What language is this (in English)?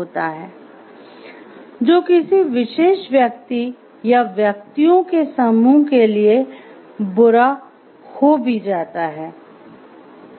Hindi